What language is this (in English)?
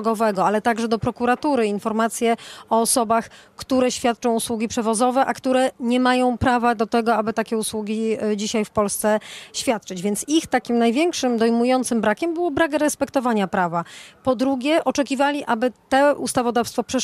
Polish